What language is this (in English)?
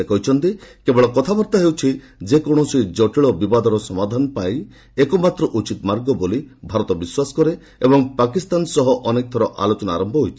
Odia